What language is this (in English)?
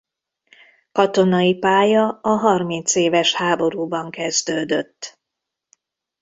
Hungarian